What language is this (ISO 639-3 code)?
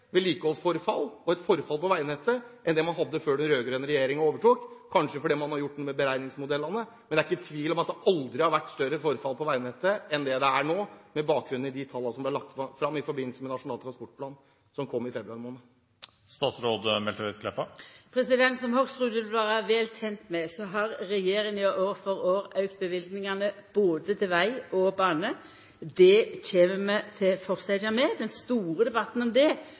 nor